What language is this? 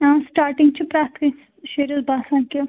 Kashmiri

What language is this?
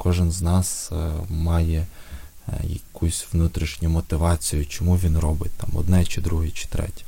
Ukrainian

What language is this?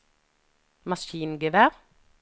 Norwegian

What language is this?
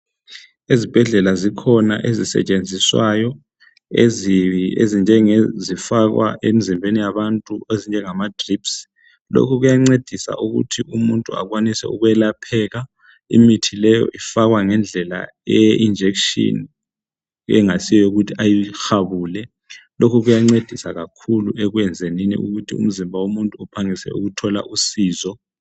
North Ndebele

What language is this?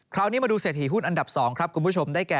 Thai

